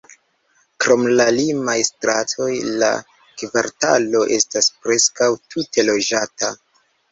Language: Esperanto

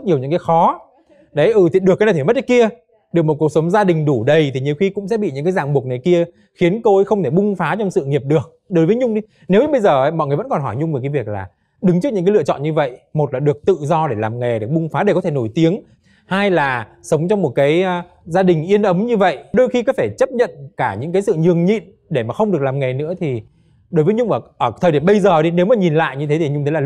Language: Vietnamese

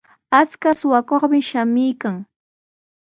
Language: Sihuas Ancash Quechua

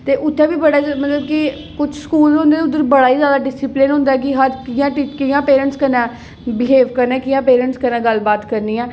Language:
Dogri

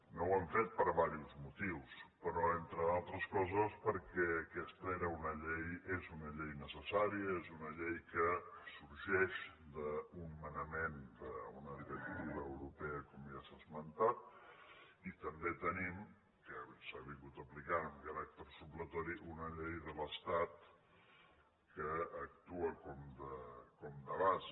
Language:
Catalan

